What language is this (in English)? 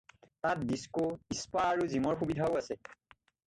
Assamese